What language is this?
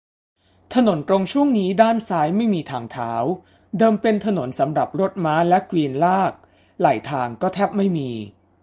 Thai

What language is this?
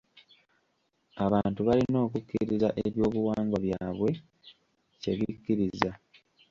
Ganda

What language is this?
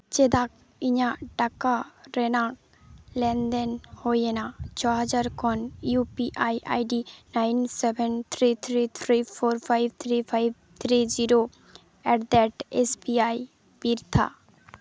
Santali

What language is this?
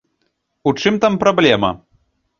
Belarusian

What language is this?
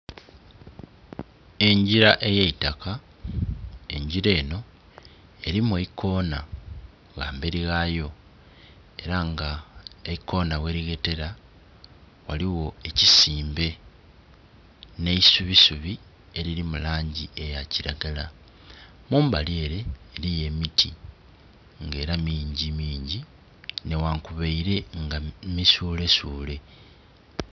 Soga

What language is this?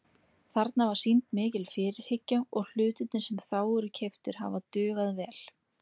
Icelandic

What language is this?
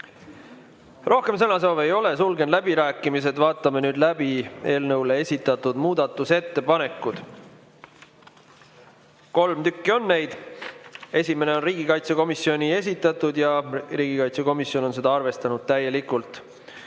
Estonian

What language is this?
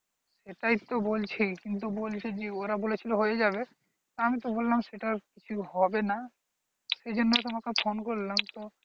Bangla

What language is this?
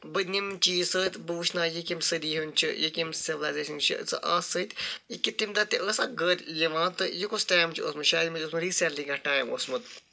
Kashmiri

